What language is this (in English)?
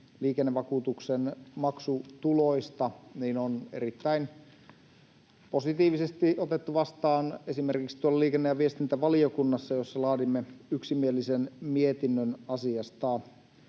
Finnish